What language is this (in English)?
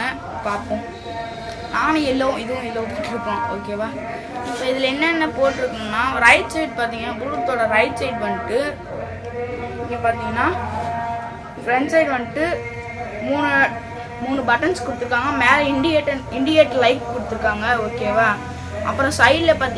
Tamil